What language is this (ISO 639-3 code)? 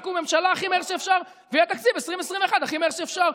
heb